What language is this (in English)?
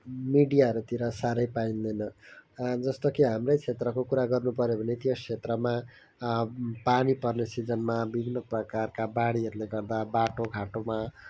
Nepali